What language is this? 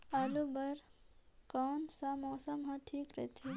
Chhattisgarhi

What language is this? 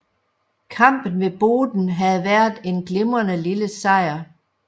Danish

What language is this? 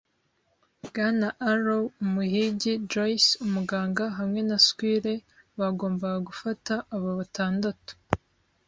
Kinyarwanda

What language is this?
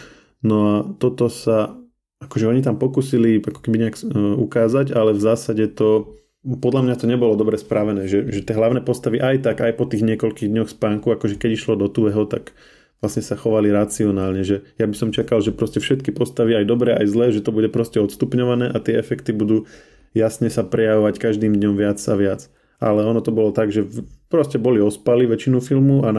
Slovak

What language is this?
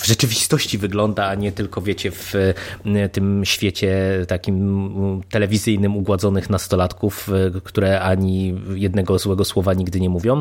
Polish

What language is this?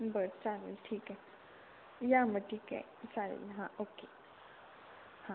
Marathi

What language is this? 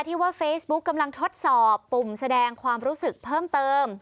Thai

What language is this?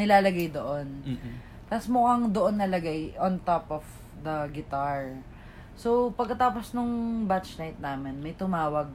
Filipino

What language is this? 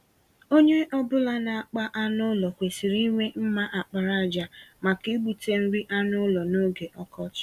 Igbo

